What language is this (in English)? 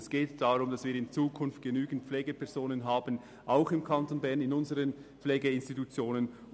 Swiss German